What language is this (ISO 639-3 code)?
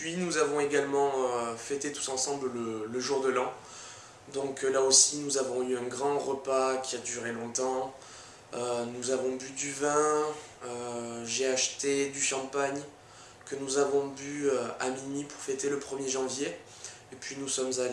fra